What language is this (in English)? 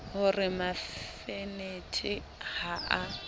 Southern Sotho